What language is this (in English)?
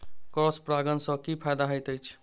Maithili